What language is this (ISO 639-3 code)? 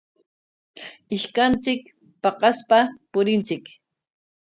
qwa